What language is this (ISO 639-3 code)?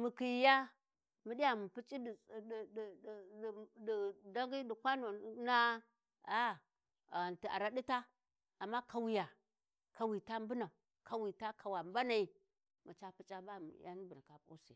wji